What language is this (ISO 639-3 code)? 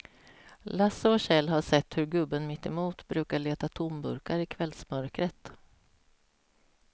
swe